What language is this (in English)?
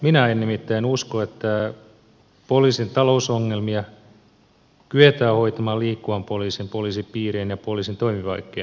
Finnish